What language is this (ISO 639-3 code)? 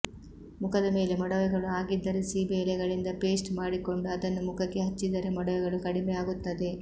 kan